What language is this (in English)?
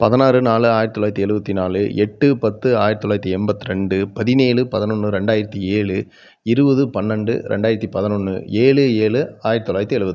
Tamil